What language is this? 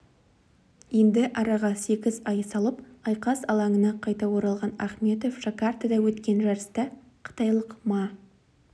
Kazakh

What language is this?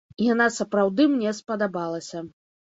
Belarusian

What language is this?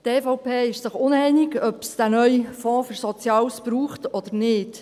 Swiss German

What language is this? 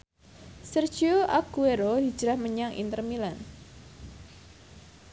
Javanese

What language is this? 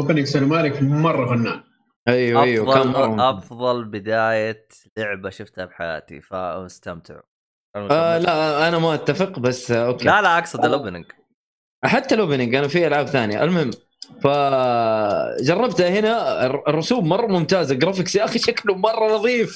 Arabic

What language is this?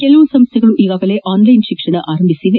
Kannada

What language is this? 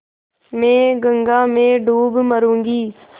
Hindi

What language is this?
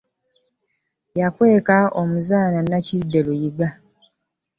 Ganda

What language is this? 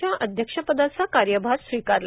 Marathi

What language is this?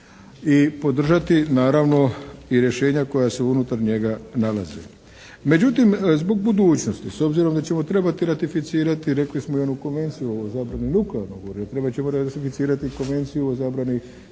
Croatian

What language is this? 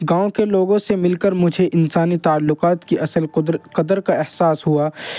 Urdu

